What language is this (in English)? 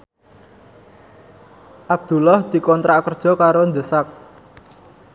Javanese